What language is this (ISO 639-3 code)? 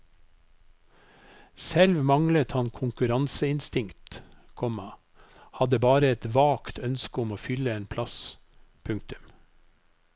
nor